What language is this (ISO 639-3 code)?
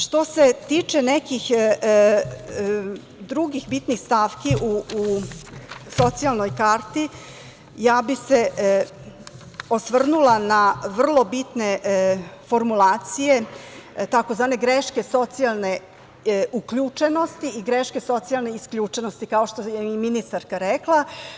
srp